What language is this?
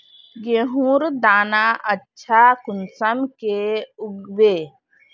Magahi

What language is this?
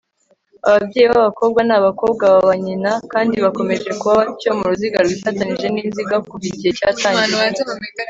Kinyarwanda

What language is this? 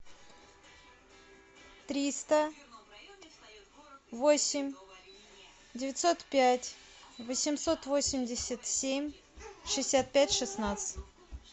Russian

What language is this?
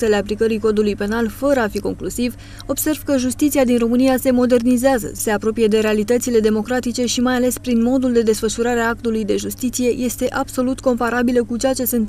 Romanian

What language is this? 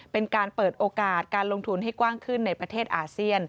Thai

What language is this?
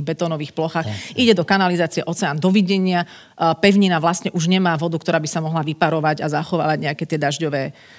Slovak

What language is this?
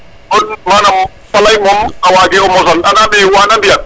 Serer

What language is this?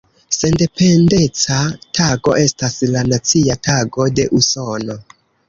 Esperanto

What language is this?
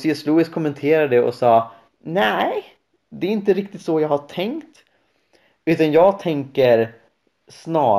Swedish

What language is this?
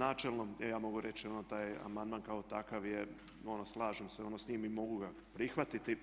Croatian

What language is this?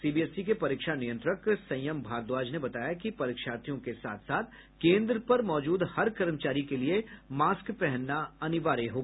Hindi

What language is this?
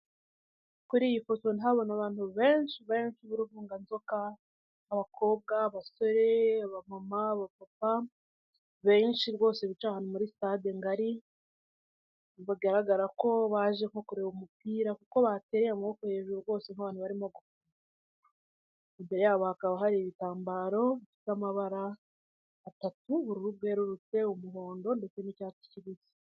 Kinyarwanda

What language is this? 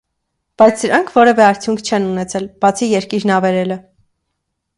Armenian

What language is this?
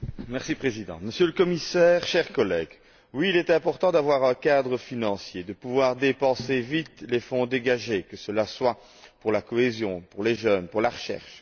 French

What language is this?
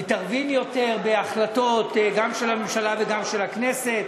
Hebrew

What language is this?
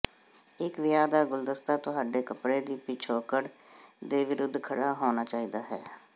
Punjabi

